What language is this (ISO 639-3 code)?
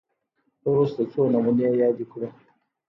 pus